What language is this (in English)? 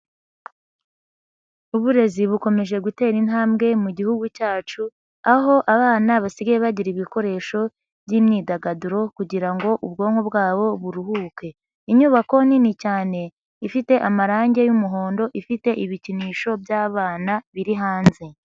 Kinyarwanda